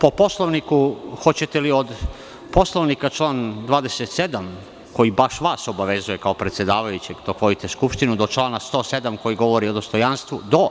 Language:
Serbian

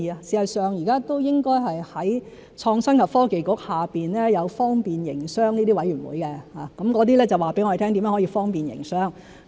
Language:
Cantonese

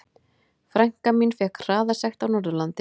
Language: Icelandic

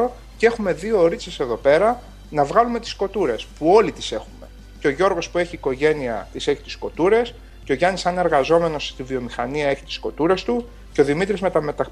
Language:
Greek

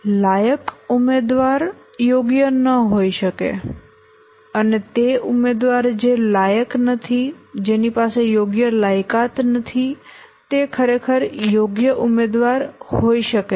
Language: Gujarati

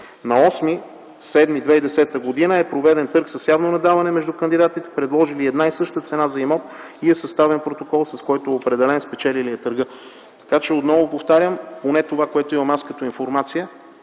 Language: Bulgarian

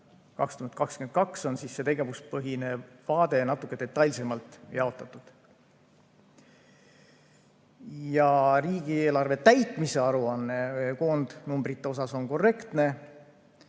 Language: Estonian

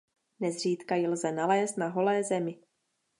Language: Czech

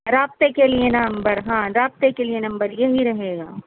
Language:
Urdu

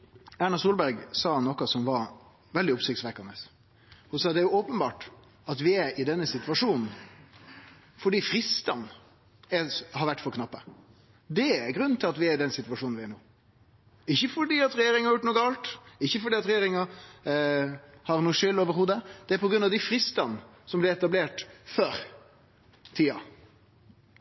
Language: Norwegian Nynorsk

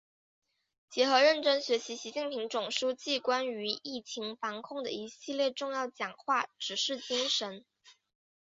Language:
Chinese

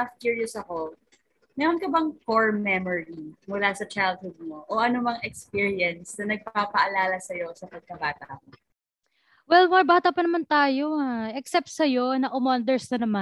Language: Filipino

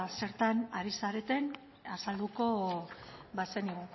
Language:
Basque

